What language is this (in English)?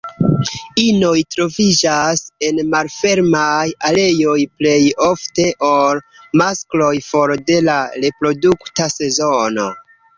Esperanto